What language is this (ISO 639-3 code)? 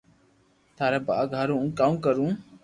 lrk